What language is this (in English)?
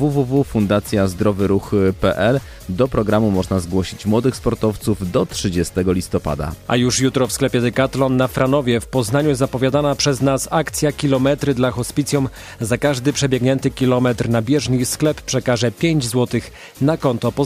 Polish